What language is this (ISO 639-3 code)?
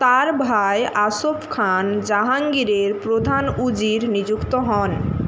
ben